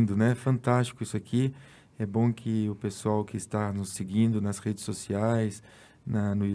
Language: Portuguese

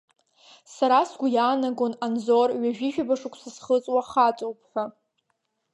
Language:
Abkhazian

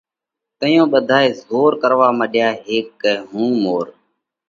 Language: Parkari Koli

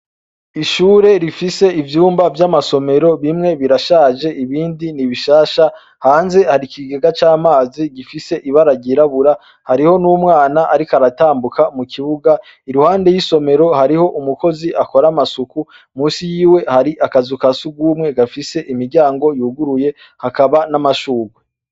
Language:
Rundi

